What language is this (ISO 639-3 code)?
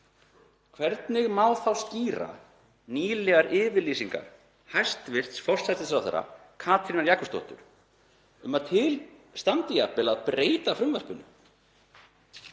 isl